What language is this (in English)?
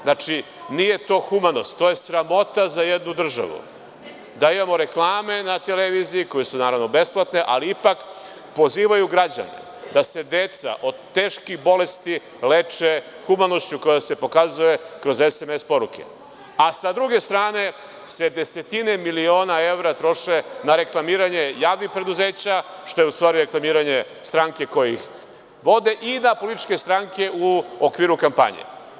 Serbian